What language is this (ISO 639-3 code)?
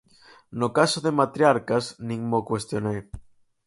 glg